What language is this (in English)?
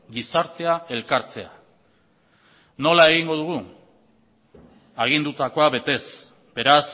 Basque